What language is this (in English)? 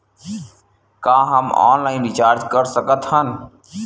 Chhattisgarhi